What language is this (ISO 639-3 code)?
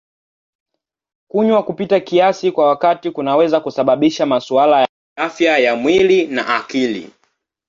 swa